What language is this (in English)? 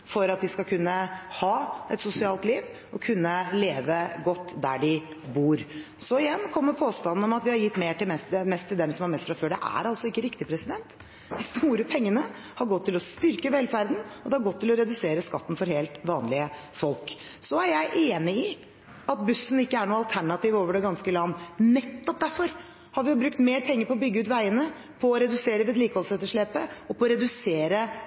Norwegian Bokmål